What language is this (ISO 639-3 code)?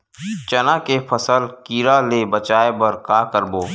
hne